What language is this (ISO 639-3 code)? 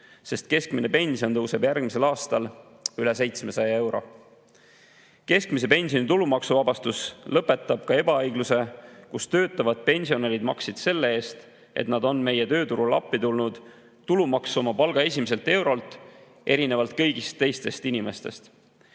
est